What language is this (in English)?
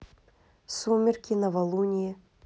Russian